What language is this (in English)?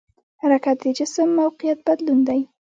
Pashto